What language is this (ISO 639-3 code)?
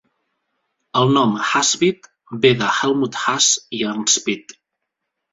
cat